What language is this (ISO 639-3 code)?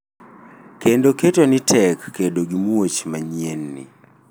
luo